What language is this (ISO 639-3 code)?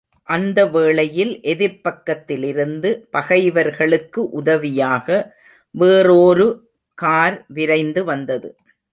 tam